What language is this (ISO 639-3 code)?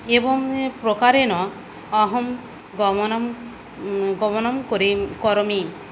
san